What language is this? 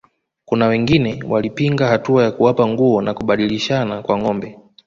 Swahili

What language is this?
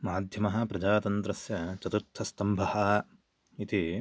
Sanskrit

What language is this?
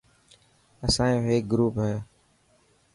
Dhatki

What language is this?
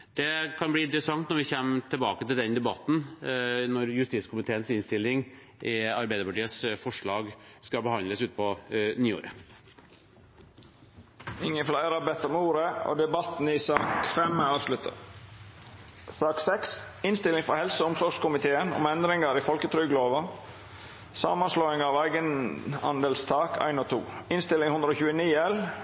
Norwegian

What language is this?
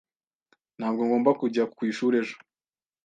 Kinyarwanda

